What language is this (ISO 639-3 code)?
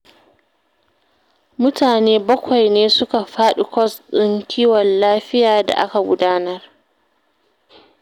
hau